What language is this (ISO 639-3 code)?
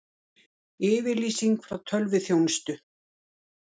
isl